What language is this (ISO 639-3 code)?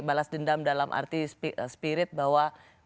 ind